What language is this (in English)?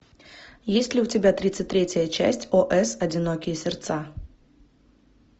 Russian